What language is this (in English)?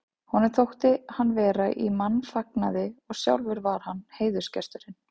Icelandic